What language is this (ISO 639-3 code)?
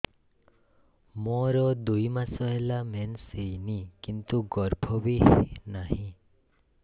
ori